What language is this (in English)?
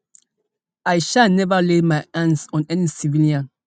Nigerian Pidgin